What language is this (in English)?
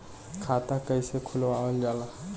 Bhojpuri